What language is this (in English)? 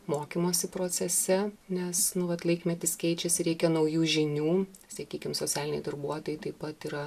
Lithuanian